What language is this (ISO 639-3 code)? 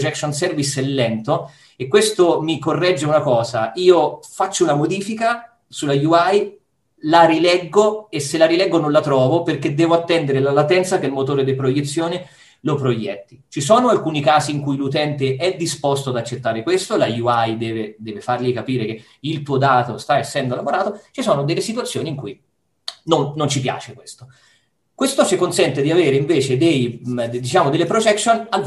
ita